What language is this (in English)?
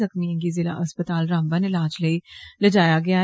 Dogri